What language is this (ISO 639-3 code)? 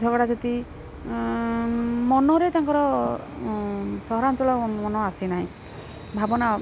ori